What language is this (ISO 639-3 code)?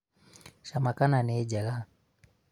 kik